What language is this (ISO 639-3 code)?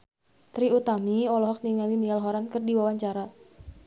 sun